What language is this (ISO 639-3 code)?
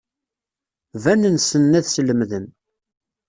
kab